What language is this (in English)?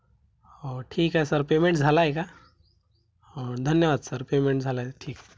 Marathi